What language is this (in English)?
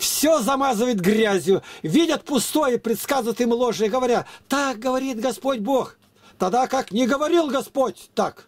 Russian